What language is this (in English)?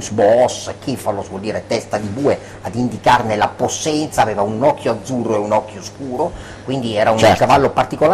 Italian